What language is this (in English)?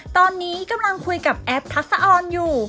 Thai